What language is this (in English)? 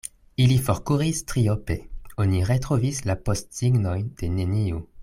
Esperanto